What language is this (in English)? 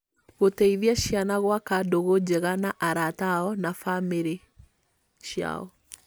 Kikuyu